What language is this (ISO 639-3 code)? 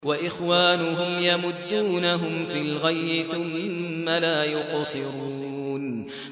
ara